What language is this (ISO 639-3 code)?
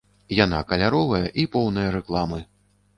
bel